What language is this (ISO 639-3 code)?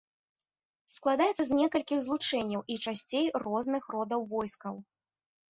bel